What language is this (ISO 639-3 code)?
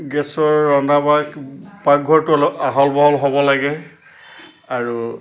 asm